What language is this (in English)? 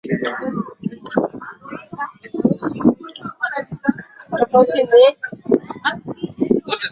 Swahili